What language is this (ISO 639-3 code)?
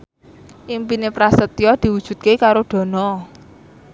jav